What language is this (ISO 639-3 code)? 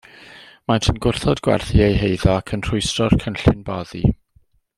cym